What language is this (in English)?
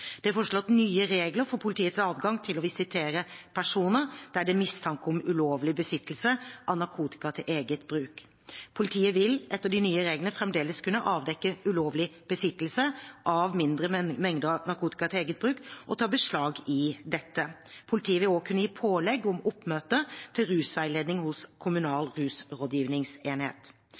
Norwegian Bokmål